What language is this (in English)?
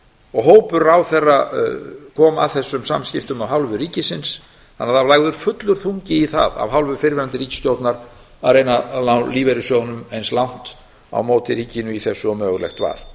Icelandic